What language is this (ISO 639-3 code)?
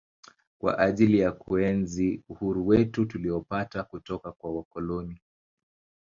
swa